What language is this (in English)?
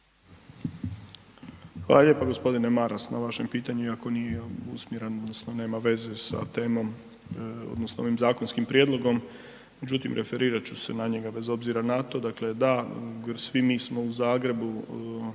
Croatian